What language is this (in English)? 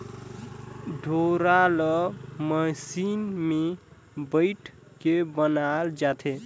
Chhattisgarhi